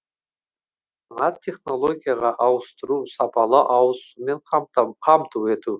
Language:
Kazakh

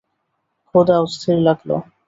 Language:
Bangla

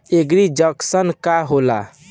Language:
Bhojpuri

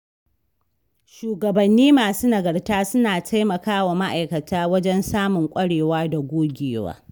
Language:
Hausa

